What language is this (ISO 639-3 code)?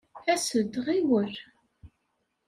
kab